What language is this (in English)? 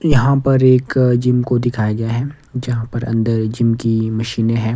Hindi